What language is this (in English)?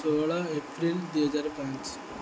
Odia